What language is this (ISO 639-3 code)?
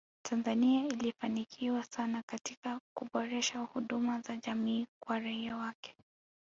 swa